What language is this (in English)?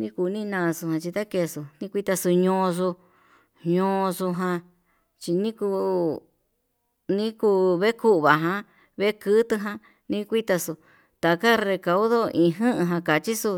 Yutanduchi Mixtec